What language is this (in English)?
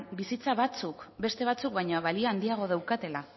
Basque